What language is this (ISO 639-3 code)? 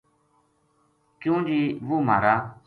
gju